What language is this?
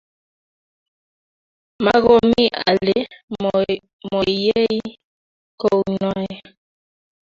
Kalenjin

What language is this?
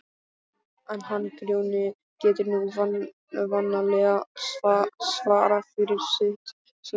Icelandic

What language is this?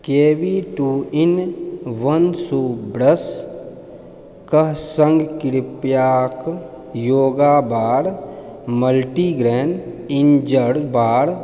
Maithili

